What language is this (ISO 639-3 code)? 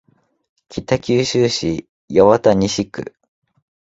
jpn